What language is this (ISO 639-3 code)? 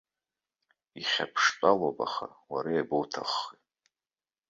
abk